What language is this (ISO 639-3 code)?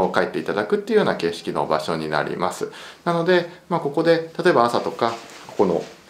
jpn